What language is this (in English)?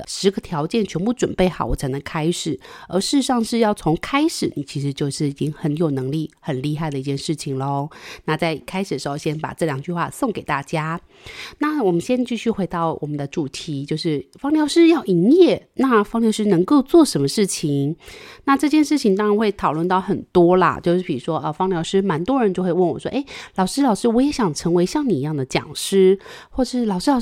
Chinese